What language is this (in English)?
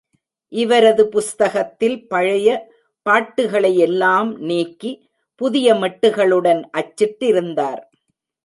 Tamil